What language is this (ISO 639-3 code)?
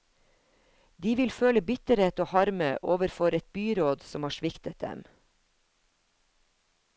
nor